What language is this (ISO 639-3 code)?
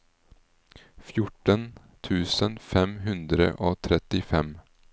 nor